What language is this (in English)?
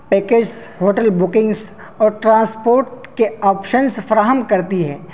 Urdu